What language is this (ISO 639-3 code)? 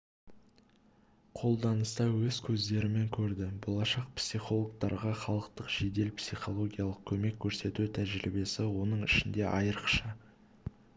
kaz